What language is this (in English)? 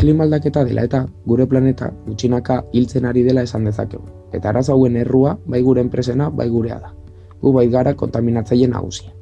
Basque